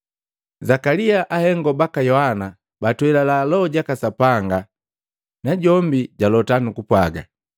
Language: Matengo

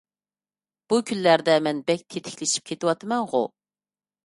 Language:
Uyghur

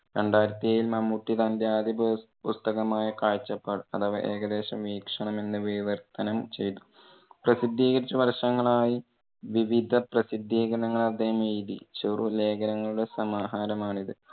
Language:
Malayalam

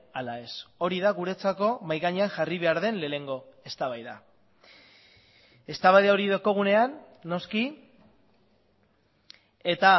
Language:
Basque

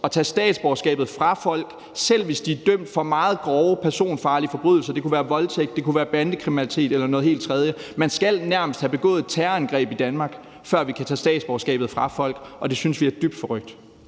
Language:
Danish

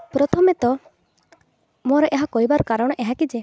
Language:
Odia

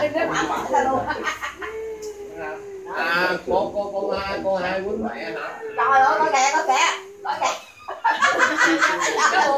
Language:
Vietnamese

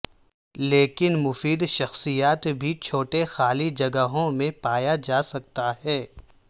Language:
Urdu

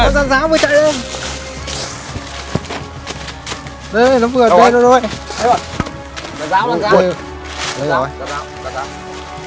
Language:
Vietnamese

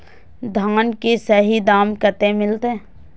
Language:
Maithili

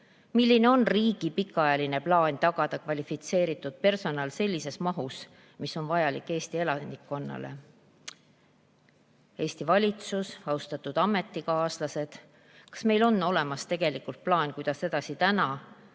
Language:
Estonian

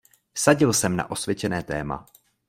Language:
Czech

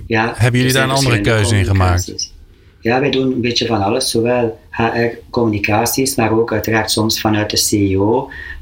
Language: Dutch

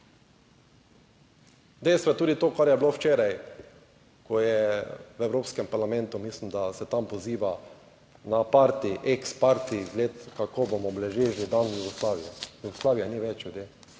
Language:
Slovenian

